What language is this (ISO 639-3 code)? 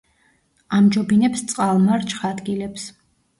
kat